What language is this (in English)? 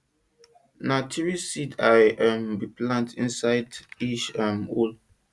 Nigerian Pidgin